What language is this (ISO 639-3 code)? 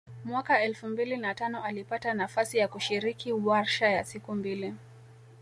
swa